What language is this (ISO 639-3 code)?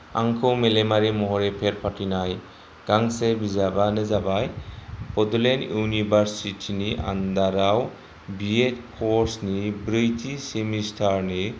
brx